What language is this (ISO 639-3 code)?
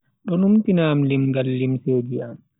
fui